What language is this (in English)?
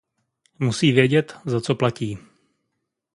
Czech